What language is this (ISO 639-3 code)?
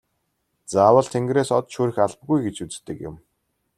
mon